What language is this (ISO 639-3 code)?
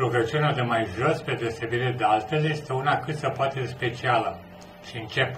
ron